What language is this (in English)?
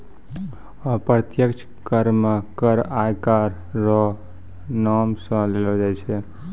Maithili